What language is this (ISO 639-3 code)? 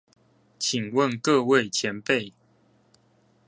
zho